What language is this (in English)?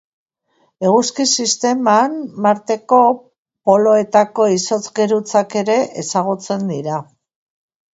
Basque